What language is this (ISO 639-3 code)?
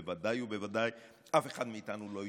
heb